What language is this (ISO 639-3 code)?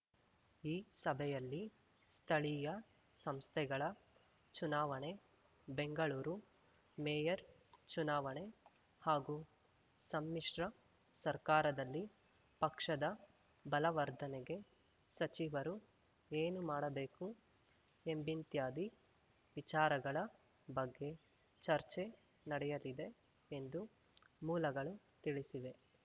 kan